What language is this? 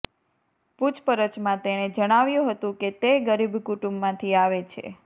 Gujarati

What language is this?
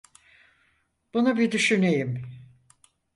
Turkish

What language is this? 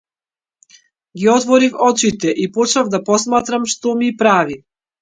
Macedonian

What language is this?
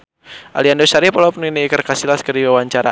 Sundanese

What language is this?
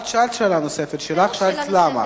Hebrew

